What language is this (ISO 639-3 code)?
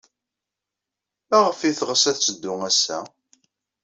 kab